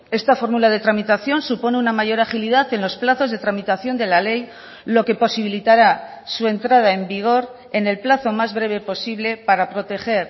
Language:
Spanish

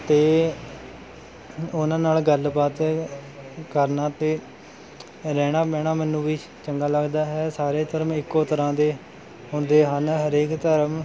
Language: Punjabi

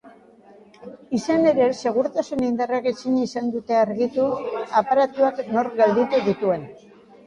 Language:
Basque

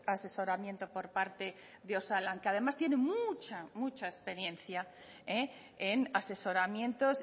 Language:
Spanish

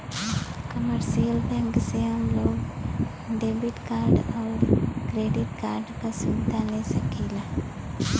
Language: Bhojpuri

